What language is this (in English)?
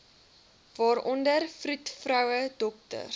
Afrikaans